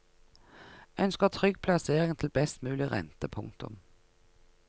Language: Norwegian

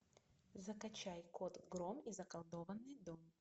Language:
Russian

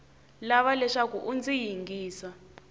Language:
Tsonga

